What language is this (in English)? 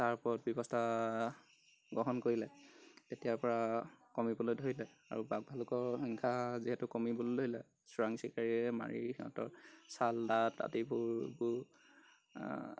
Assamese